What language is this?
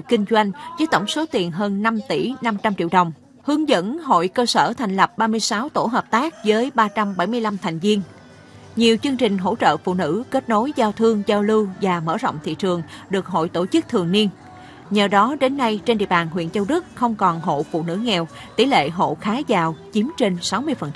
Vietnamese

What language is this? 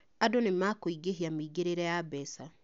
Kikuyu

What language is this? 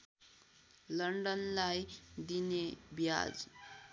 Nepali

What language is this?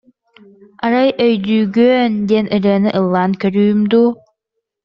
Yakut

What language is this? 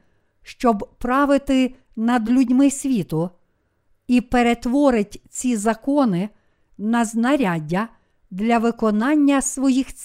Ukrainian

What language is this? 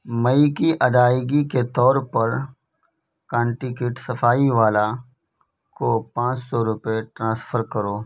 Urdu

